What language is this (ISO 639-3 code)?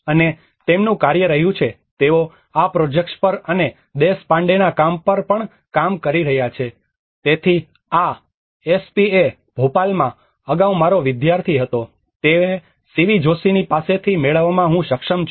guj